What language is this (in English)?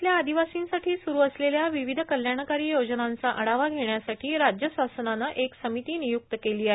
Marathi